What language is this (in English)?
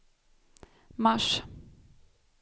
Swedish